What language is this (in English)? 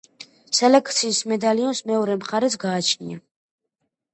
Georgian